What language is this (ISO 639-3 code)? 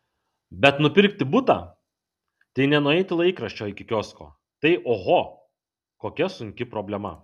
lit